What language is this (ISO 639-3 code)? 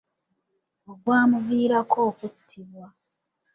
lug